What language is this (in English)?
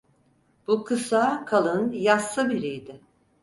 Turkish